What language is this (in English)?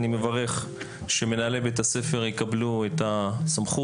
Hebrew